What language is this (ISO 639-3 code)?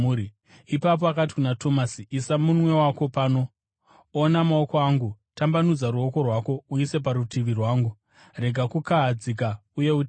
sna